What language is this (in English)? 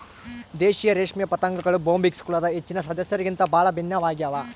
Kannada